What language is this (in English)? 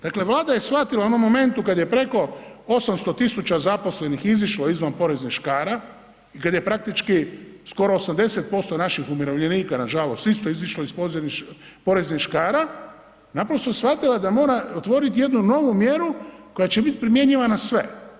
Croatian